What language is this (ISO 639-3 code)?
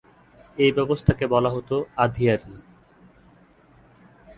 ben